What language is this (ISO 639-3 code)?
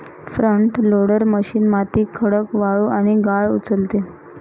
mar